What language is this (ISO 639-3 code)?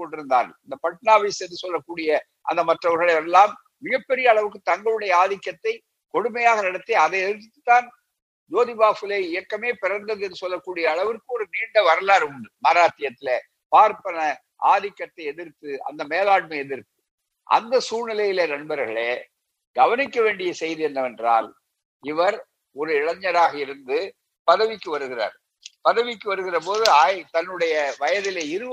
tam